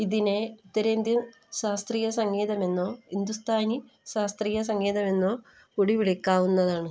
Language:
Malayalam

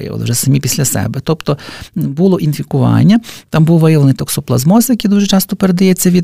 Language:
Ukrainian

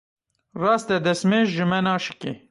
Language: Kurdish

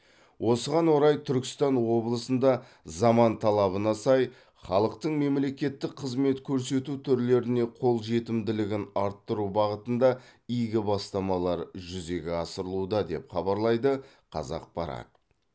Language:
Kazakh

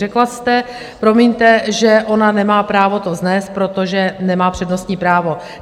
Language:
Czech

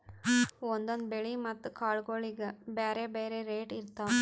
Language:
Kannada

